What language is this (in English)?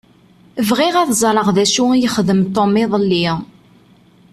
Kabyle